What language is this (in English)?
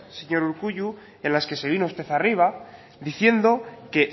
Spanish